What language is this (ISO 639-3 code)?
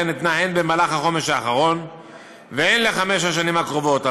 heb